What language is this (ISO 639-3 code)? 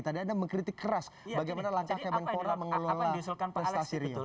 ind